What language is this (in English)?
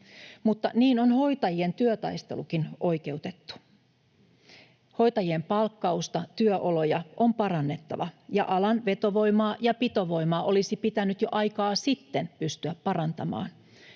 Finnish